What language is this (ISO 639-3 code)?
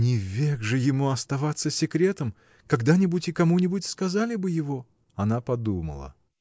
rus